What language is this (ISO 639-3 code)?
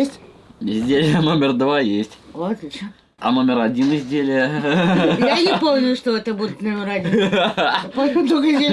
rus